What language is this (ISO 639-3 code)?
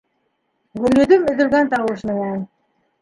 bak